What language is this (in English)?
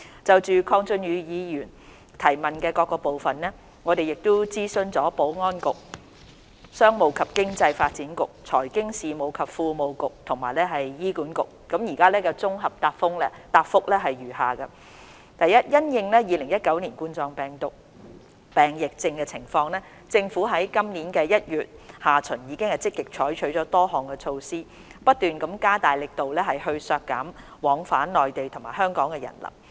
Cantonese